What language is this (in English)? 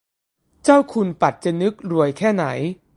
Thai